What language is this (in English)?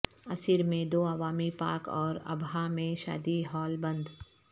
Urdu